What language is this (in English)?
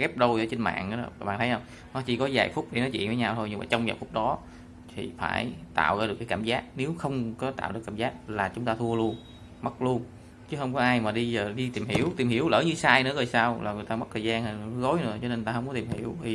Vietnamese